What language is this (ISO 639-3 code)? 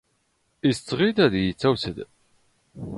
zgh